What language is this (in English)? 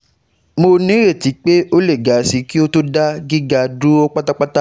Yoruba